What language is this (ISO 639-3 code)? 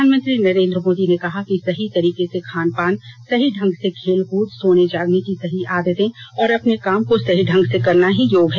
hin